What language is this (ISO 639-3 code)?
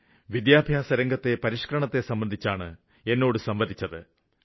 mal